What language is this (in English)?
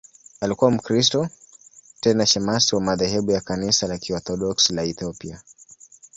Swahili